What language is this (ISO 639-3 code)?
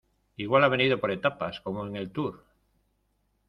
spa